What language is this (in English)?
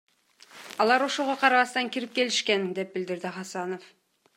Kyrgyz